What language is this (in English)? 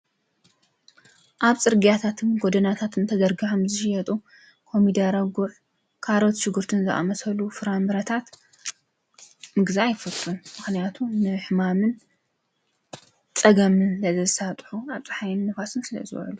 Tigrinya